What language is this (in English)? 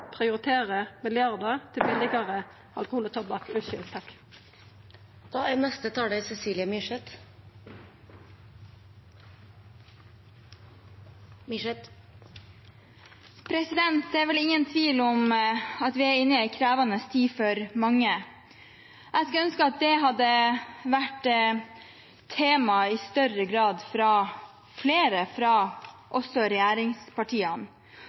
Norwegian